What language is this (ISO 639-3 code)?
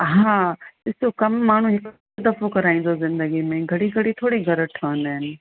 snd